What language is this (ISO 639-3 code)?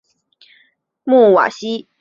zho